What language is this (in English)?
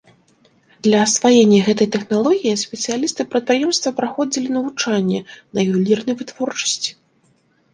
Belarusian